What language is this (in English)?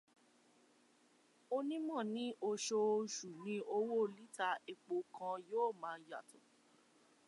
Yoruba